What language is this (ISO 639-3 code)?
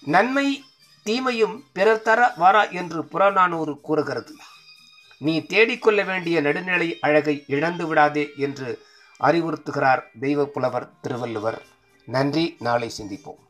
tam